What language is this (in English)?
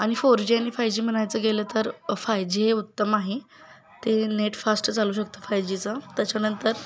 Marathi